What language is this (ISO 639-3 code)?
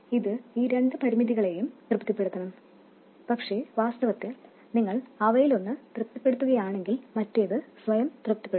mal